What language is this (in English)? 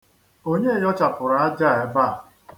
Igbo